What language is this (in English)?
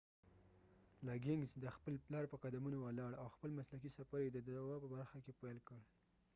Pashto